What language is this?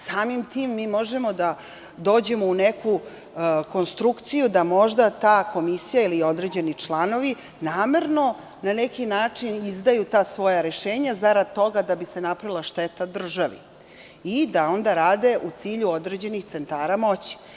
Serbian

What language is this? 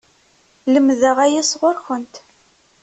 Kabyle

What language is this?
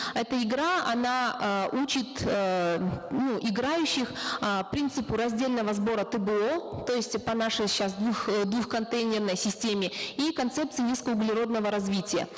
Kazakh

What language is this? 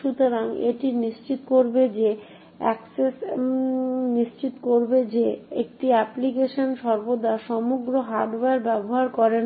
Bangla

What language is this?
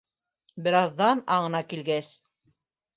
Bashkir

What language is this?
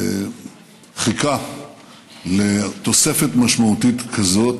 Hebrew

